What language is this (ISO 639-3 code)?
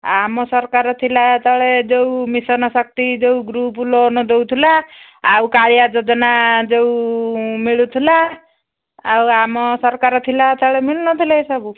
ori